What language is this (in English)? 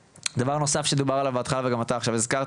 Hebrew